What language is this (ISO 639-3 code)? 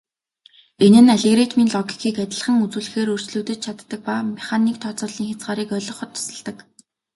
mon